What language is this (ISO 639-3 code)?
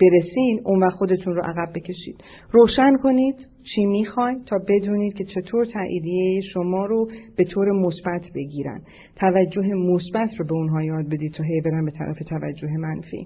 fas